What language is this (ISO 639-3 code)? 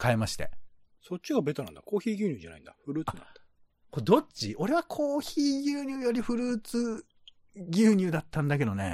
jpn